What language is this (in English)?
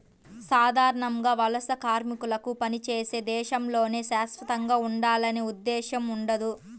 Telugu